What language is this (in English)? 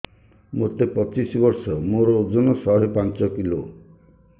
Odia